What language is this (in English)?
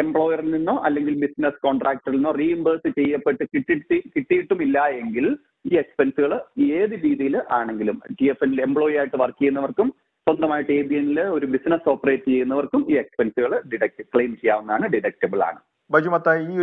Malayalam